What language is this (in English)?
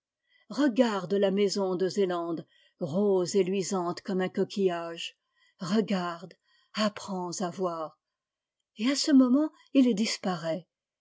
French